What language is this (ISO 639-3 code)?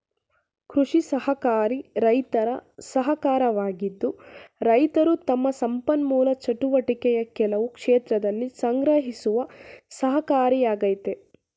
kan